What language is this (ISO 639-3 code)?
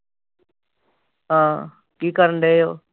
pan